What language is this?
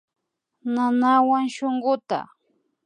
Imbabura Highland Quichua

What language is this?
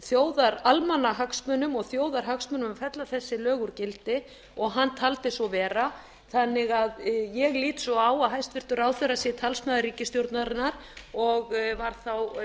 Icelandic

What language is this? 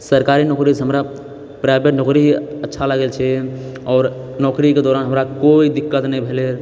Maithili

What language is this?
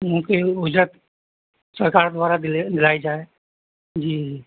Urdu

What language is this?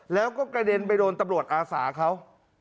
Thai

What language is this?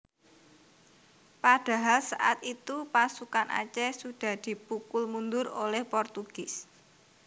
Javanese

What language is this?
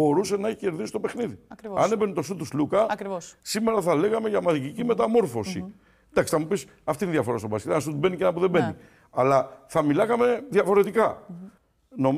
Greek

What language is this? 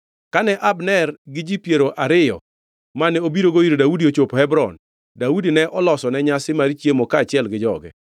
Luo (Kenya and Tanzania)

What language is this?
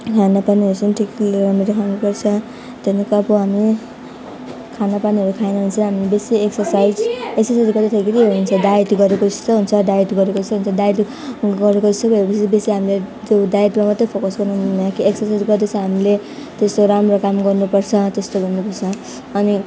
Nepali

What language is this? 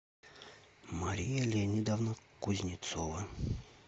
Russian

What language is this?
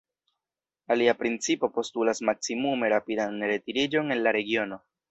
Esperanto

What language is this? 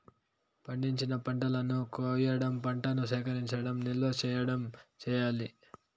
Telugu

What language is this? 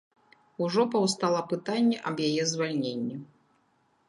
Belarusian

